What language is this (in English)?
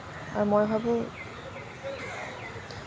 Assamese